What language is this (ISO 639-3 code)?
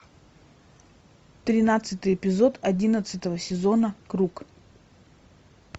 rus